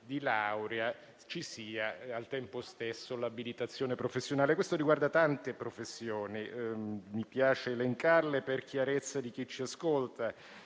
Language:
Italian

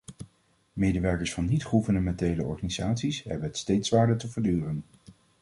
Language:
Dutch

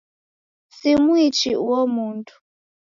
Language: Taita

